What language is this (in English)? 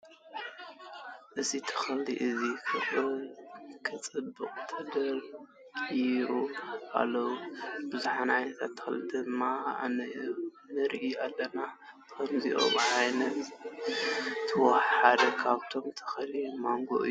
Tigrinya